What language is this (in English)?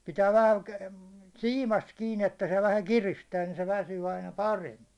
Finnish